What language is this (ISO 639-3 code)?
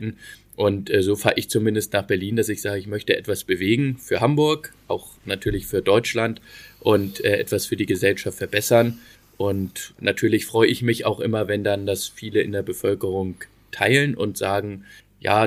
deu